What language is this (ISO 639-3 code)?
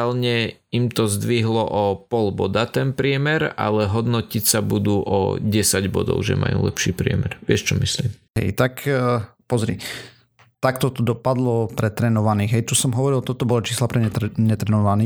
slk